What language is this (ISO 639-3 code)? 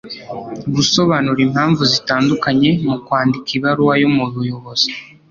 kin